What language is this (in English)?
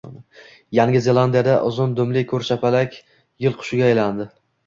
Uzbek